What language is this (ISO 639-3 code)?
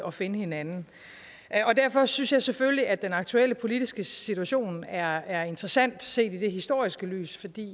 dan